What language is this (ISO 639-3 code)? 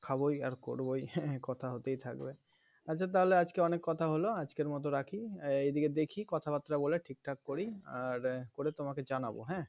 ben